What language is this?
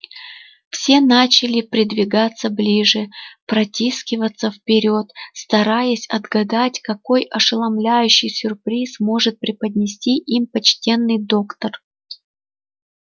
Russian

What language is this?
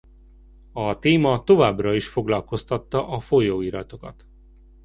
Hungarian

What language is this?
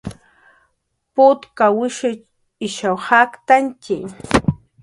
Jaqaru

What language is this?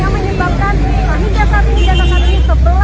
Indonesian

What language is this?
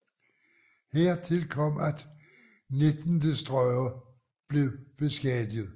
Danish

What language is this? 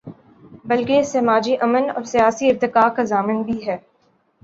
Urdu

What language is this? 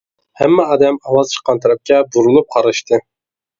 Uyghur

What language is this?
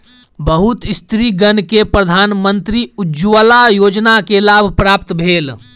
Maithili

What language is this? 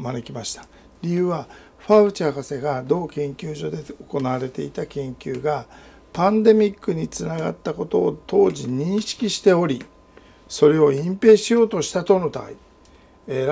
Japanese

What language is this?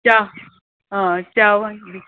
Konkani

